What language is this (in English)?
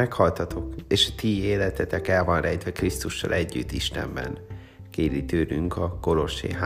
Hungarian